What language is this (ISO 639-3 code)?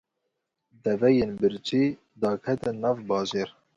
kur